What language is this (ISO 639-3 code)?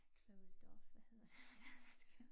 dan